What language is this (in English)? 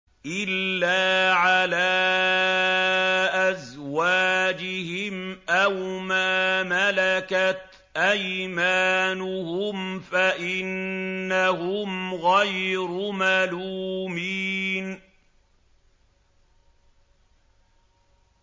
Arabic